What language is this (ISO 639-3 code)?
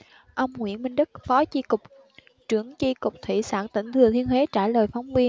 vie